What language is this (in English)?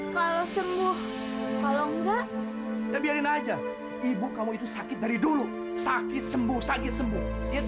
Indonesian